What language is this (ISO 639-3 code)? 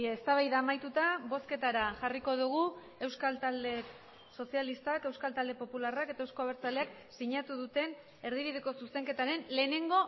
eus